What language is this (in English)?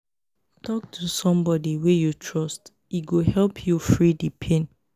Nigerian Pidgin